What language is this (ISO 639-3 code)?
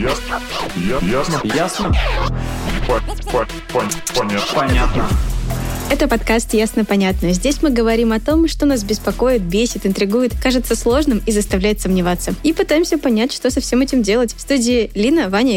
rus